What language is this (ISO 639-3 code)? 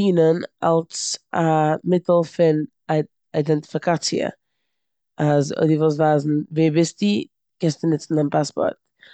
yid